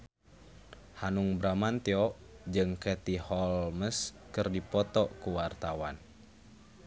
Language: Sundanese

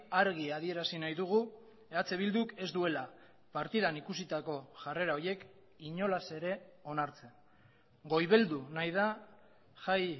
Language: Basque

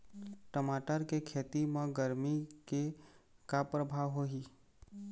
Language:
Chhattisgarhi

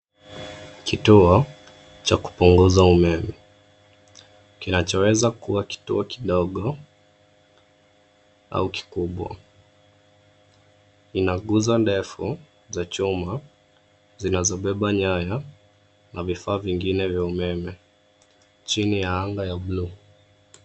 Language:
Swahili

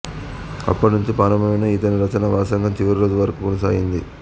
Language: Telugu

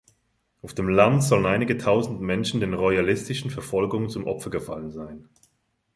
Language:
German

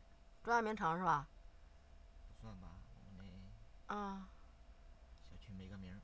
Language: Chinese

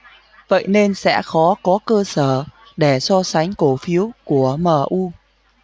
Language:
Vietnamese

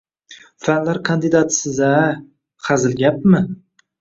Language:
Uzbek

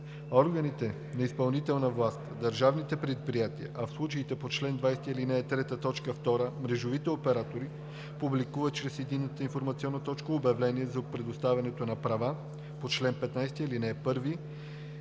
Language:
Bulgarian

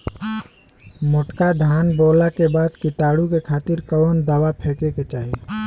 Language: Bhojpuri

